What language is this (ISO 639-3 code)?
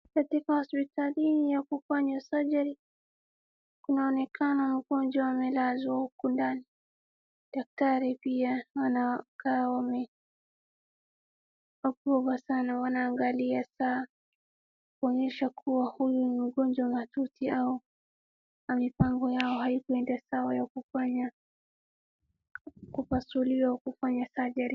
swa